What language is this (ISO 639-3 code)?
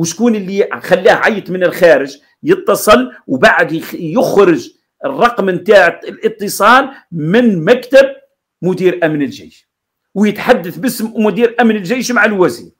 ara